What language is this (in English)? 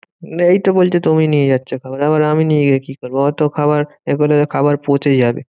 Bangla